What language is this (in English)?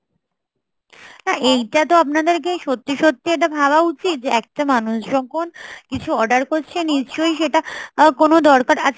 Bangla